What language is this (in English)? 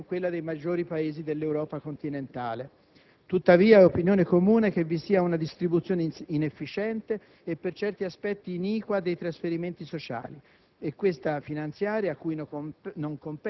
Italian